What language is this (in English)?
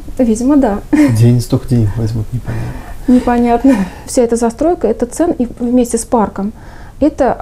Russian